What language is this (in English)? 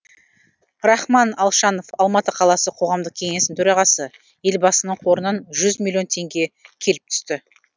Kazakh